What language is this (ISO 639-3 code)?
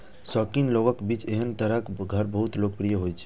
mai